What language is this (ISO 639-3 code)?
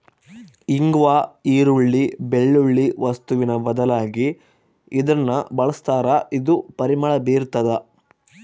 kan